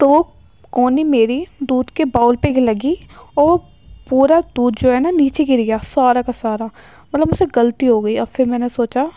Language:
Urdu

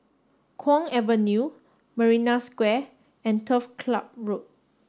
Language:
English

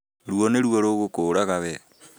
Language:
Kikuyu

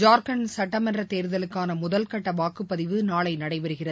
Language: Tamil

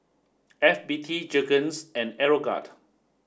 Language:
English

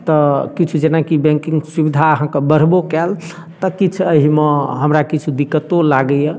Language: Maithili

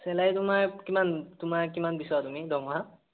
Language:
Assamese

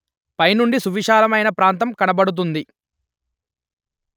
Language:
Telugu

